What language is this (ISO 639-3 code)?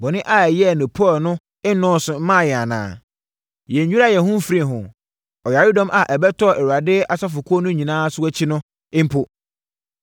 aka